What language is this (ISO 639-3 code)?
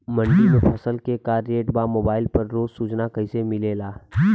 bho